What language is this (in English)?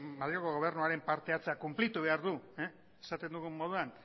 Basque